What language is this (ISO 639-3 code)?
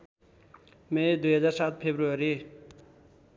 nep